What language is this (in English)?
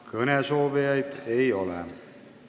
Estonian